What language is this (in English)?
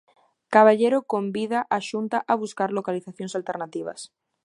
Galician